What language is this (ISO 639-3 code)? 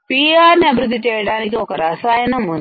tel